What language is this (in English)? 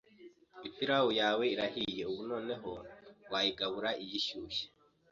Kinyarwanda